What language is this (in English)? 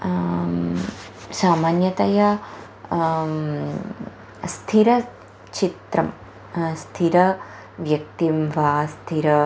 Sanskrit